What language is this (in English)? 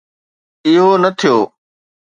Sindhi